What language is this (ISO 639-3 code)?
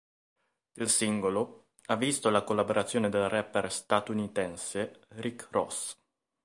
ita